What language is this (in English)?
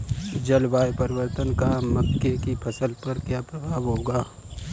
Hindi